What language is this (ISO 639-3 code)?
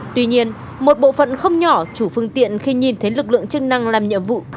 vie